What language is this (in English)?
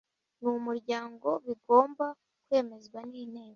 Kinyarwanda